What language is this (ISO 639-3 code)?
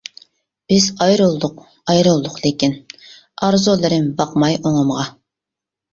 uig